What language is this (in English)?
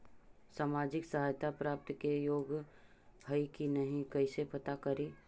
Magahi